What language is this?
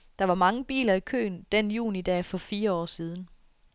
Danish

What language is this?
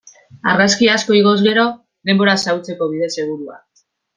Basque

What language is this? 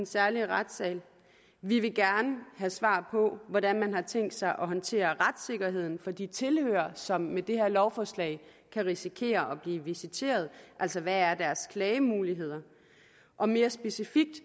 Danish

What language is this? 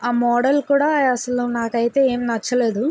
Telugu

